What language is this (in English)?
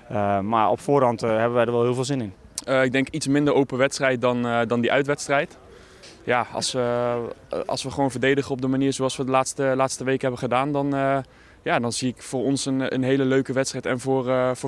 Dutch